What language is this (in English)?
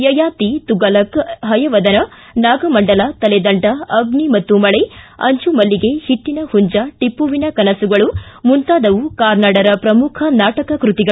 Kannada